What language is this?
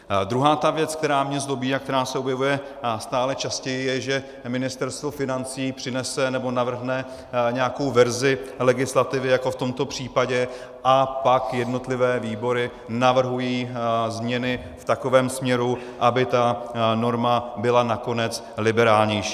Czech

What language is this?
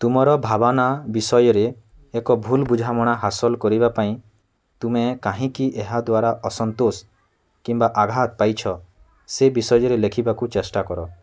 Odia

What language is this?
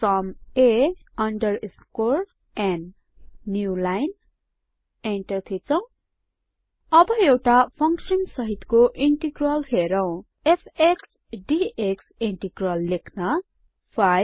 Nepali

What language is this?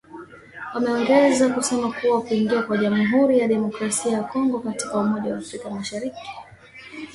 Swahili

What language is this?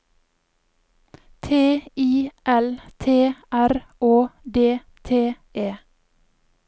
Norwegian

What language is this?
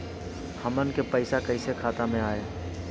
Bhojpuri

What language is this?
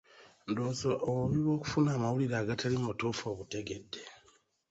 Ganda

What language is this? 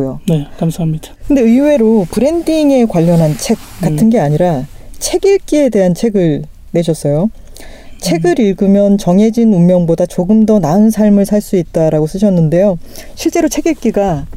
Korean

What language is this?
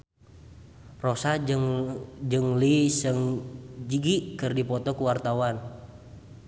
Sundanese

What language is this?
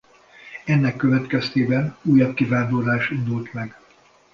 Hungarian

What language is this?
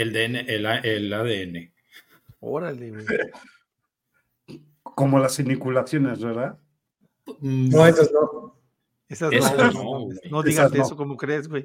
Spanish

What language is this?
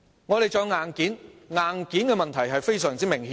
Cantonese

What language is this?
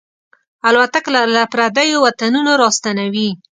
Pashto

